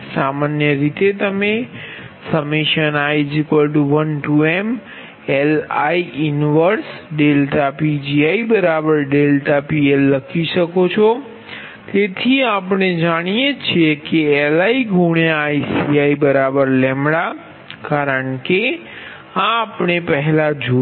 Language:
Gujarati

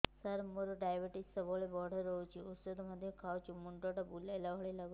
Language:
Odia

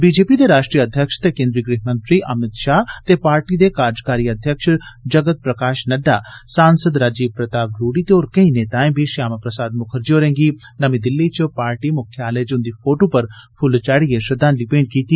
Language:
Dogri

